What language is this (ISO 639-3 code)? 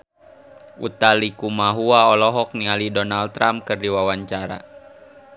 sun